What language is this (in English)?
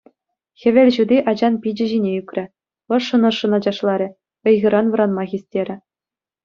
Chuvash